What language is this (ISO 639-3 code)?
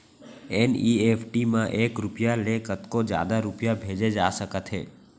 hne